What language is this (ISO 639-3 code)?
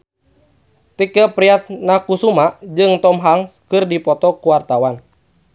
sun